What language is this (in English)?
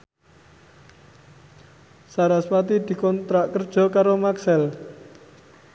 Javanese